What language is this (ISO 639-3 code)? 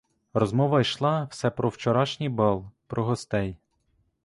ukr